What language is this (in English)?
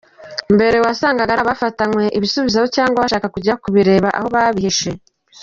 Kinyarwanda